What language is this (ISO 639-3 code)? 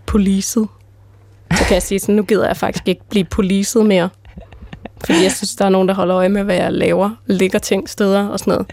dan